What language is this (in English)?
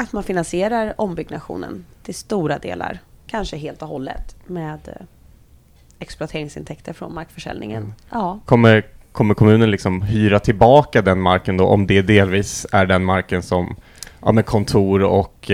Swedish